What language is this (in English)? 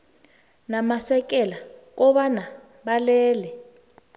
South Ndebele